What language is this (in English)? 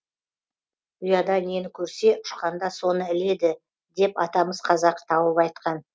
Kazakh